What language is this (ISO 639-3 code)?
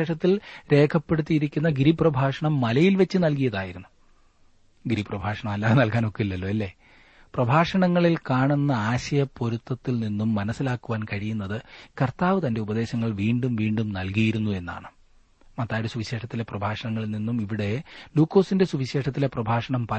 mal